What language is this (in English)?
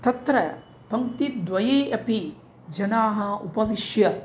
Sanskrit